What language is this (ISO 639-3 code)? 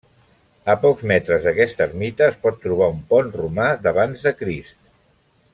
cat